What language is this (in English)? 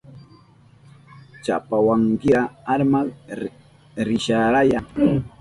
Southern Pastaza Quechua